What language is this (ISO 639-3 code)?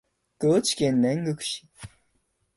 jpn